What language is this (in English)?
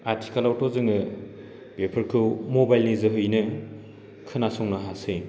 Bodo